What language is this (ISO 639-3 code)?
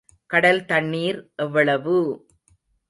tam